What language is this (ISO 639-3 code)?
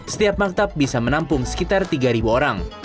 ind